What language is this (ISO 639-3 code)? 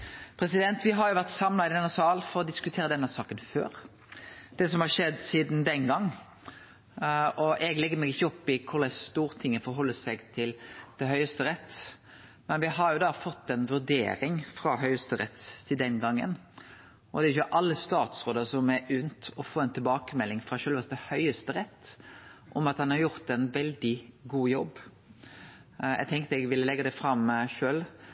nno